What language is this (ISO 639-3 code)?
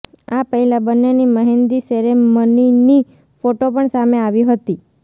guj